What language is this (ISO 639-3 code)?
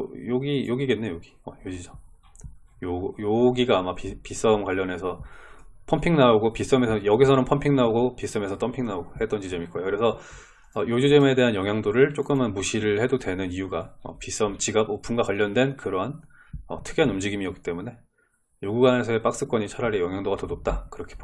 kor